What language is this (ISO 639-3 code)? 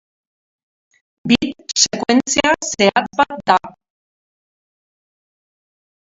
eus